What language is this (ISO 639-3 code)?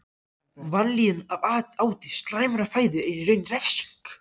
isl